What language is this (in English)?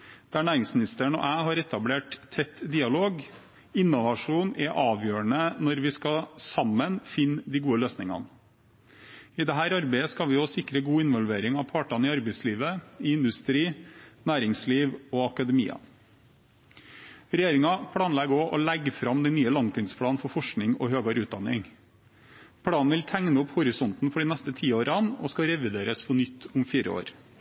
Norwegian Bokmål